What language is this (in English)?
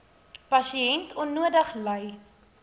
Afrikaans